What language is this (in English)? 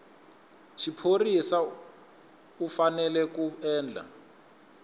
Tsonga